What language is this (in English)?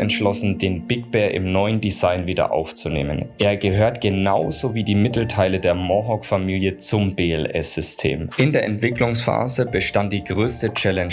German